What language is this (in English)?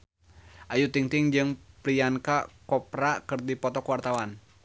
Sundanese